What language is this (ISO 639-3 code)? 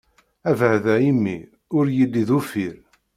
kab